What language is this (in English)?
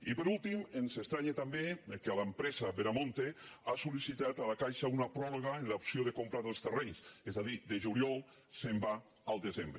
Catalan